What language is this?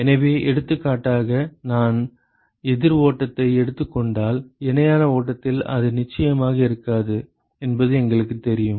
Tamil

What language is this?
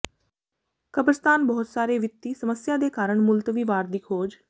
Punjabi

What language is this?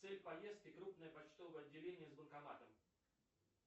Russian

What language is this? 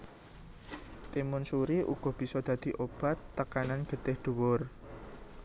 Javanese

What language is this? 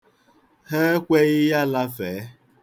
Igbo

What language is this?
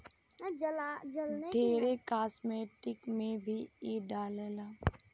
Bhojpuri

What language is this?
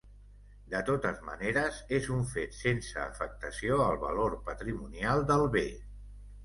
Catalan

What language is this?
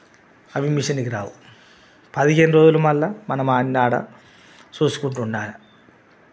Telugu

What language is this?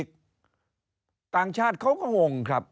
Thai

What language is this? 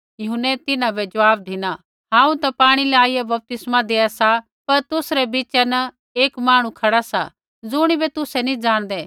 Kullu Pahari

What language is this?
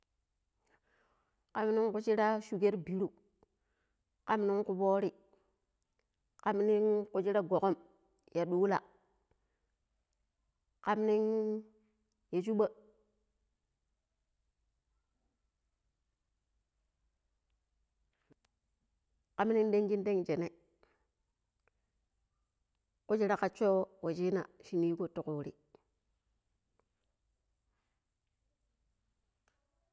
Pero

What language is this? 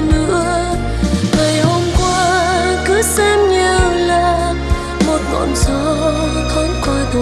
Vietnamese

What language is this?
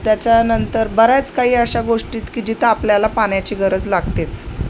Marathi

